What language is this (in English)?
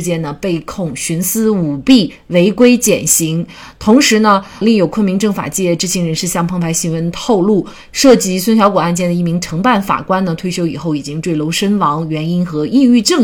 Chinese